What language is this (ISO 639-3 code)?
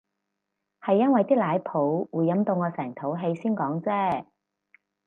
yue